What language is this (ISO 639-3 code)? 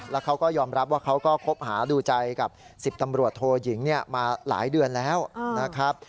tha